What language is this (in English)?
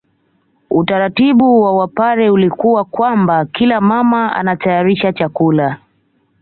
Swahili